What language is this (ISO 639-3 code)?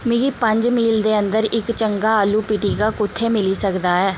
doi